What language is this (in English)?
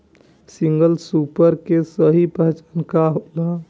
Bhojpuri